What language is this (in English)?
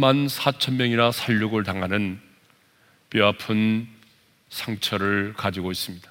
Korean